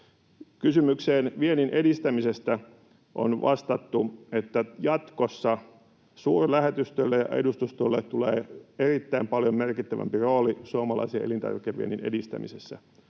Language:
Finnish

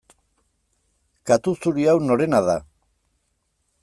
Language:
Basque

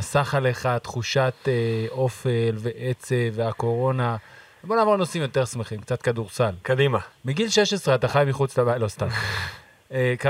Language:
Hebrew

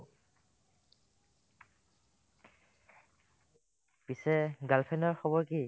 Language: Assamese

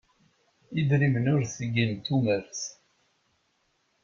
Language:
Kabyle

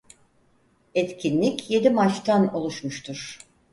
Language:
Turkish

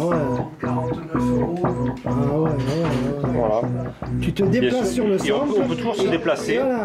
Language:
French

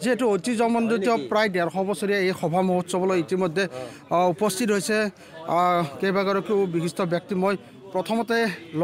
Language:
Arabic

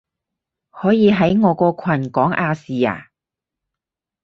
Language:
Cantonese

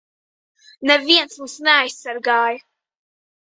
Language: Latvian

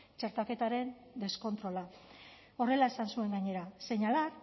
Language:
Basque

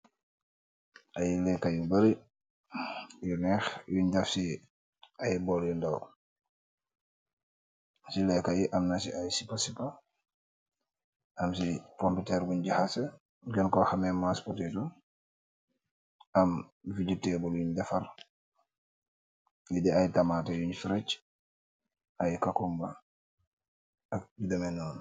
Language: Wolof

